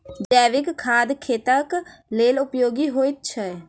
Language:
Maithili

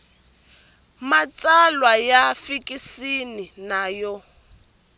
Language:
Tsonga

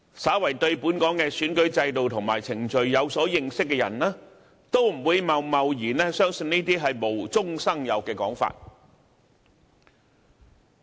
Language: Cantonese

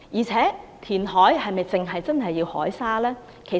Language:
Cantonese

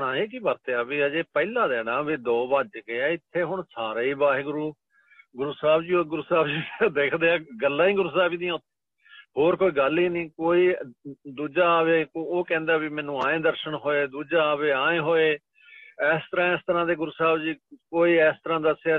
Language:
Punjabi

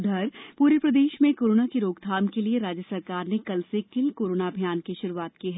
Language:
Hindi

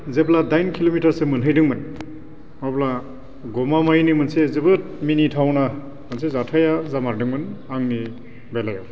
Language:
Bodo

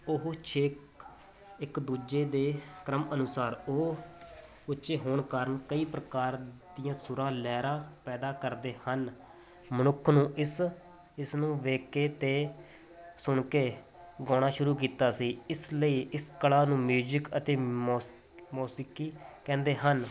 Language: Punjabi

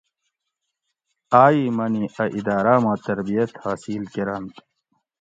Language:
Gawri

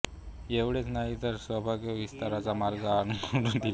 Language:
Marathi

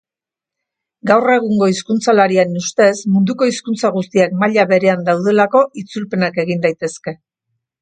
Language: Basque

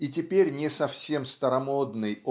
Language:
Russian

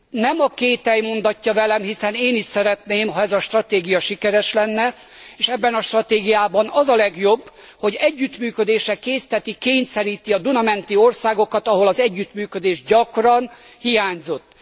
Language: Hungarian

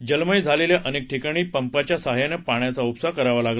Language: Marathi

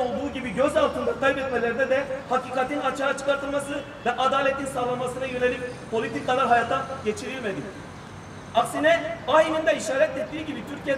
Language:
Turkish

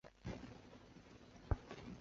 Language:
Chinese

